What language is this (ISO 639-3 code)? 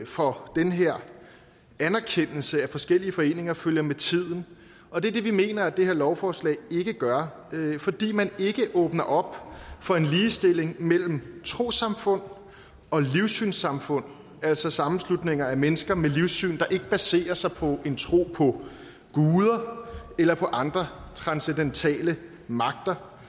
dan